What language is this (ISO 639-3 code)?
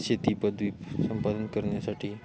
mar